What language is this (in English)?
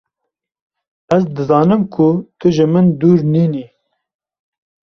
Kurdish